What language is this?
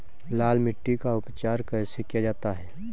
Hindi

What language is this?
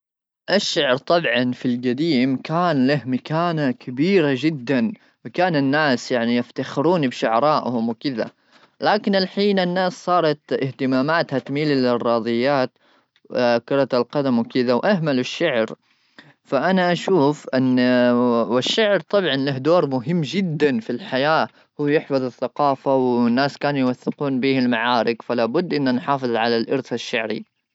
Gulf Arabic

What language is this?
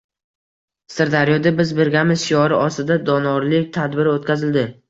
Uzbek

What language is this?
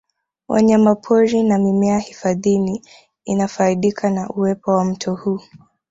Swahili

